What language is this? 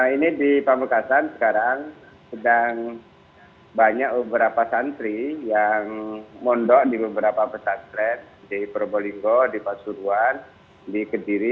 Indonesian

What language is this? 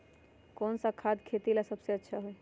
Magahi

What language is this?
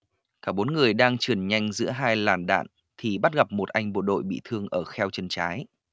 Vietnamese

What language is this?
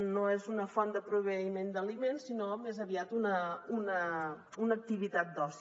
Catalan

